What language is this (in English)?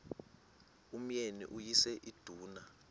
Xhosa